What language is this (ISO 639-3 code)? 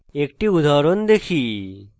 ben